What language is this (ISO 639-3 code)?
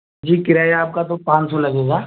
urd